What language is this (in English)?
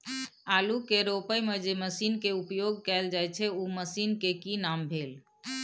Maithili